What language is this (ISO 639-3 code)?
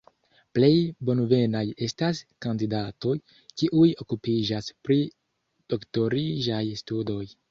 epo